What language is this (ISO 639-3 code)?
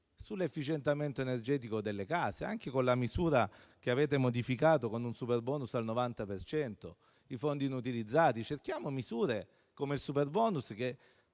ita